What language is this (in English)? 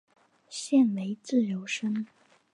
Chinese